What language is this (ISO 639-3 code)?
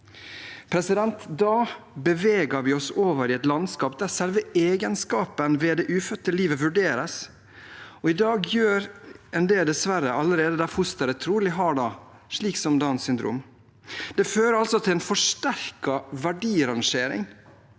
nor